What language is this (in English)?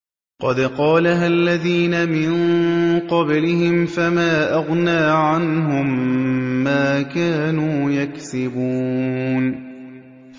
Arabic